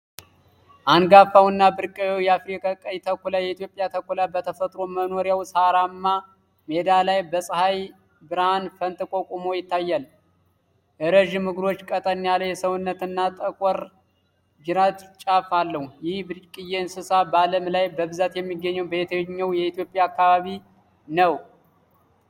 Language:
Amharic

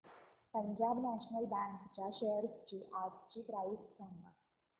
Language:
Marathi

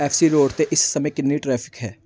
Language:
Punjabi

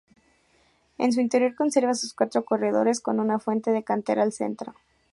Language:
Spanish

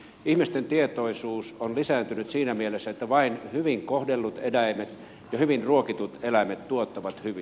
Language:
Finnish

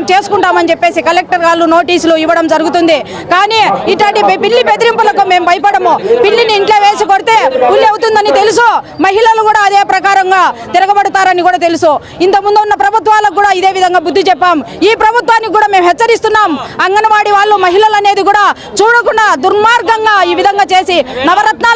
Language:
Telugu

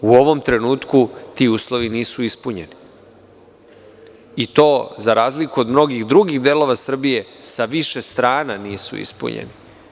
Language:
Serbian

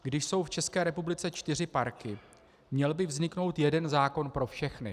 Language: Czech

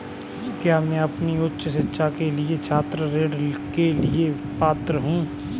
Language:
Hindi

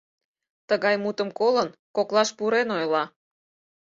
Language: Mari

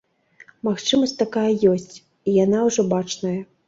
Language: Belarusian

